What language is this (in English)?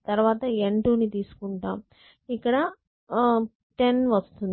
Telugu